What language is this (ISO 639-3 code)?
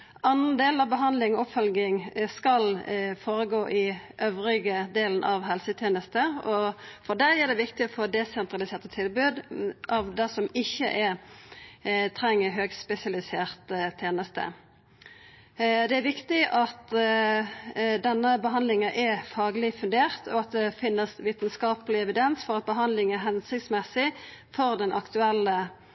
nno